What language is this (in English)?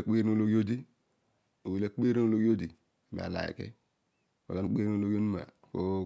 Odual